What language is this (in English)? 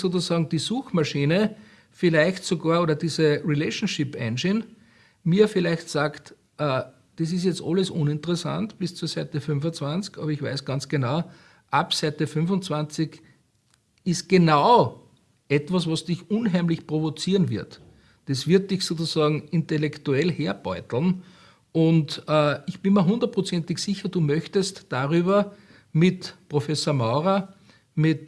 German